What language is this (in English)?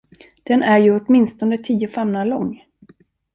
Swedish